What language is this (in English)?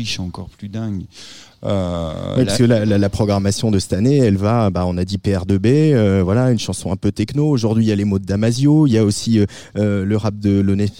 French